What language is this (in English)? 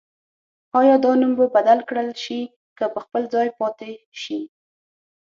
Pashto